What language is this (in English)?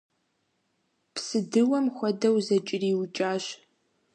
Kabardian